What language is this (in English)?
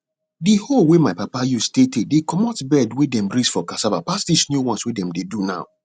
Nigerian Pidgin